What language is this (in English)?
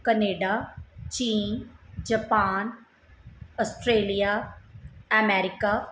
Punjabi